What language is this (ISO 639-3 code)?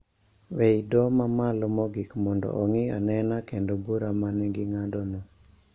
luo